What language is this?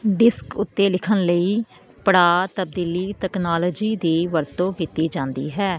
Punjabi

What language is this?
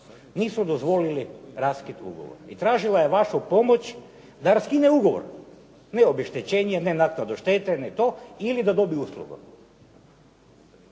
Croatian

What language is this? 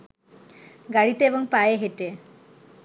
Bangla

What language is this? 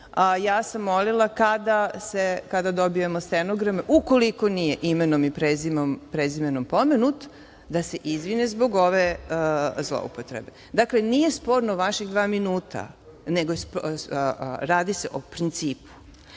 Serbian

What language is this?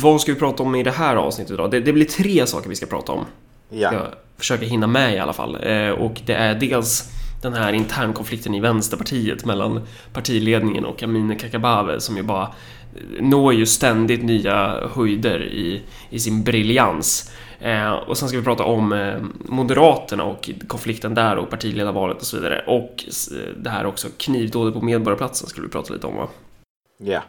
Swedish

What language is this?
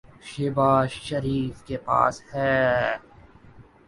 Urdu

